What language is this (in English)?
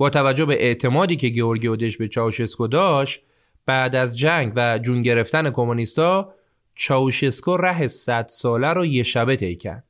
Persian